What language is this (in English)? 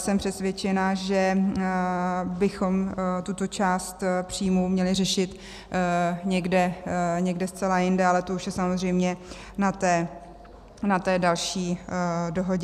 Czech